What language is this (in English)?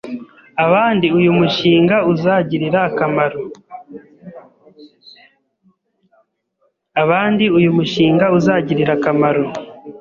Kinyarwanda